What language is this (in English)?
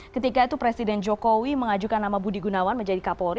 Indonesian